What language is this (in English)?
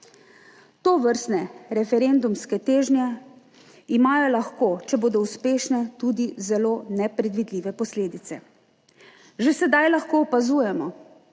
Slovenian